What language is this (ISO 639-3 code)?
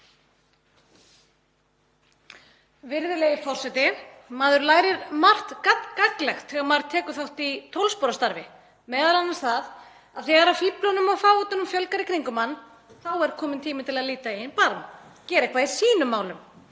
isl